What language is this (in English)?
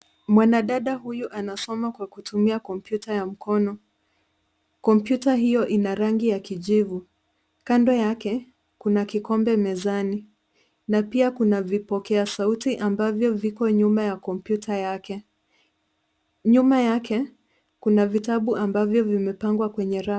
Swahili